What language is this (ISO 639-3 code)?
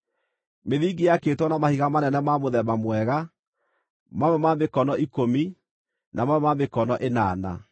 kik